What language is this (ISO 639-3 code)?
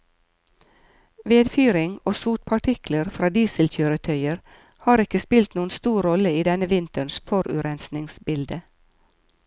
nor